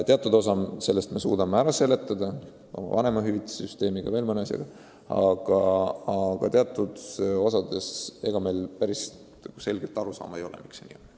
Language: Estonian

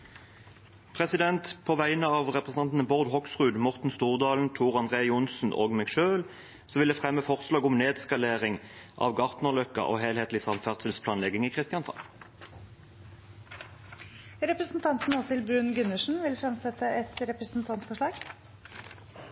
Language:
Norwegian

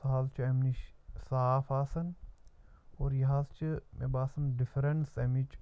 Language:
Kashmiri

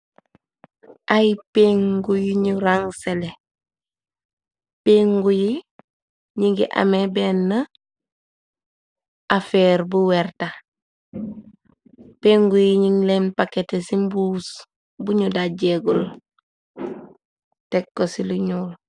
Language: Wolof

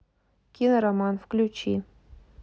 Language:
Russian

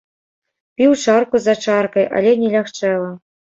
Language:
Belarusian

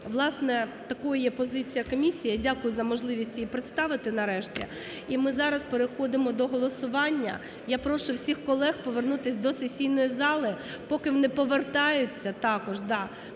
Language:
Ukrainian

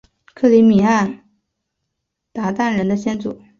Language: Chinese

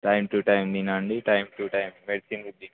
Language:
Telugu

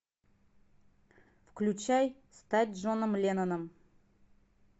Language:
Russian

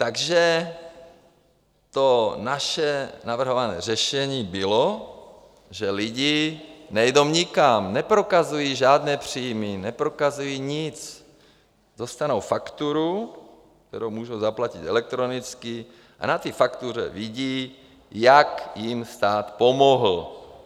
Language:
Czech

